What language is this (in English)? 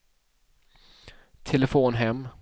Swedish